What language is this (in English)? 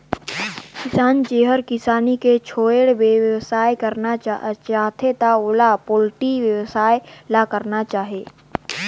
Chhattisgarhi